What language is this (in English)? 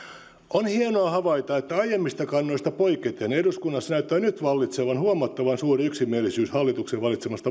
Finnish